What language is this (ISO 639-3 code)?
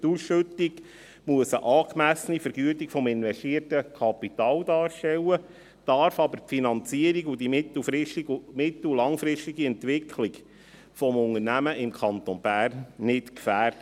gsw